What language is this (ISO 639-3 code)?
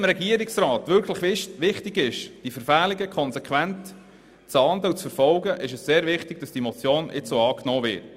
gsw